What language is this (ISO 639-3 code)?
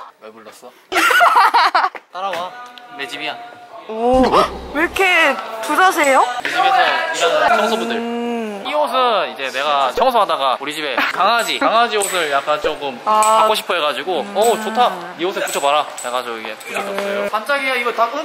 kor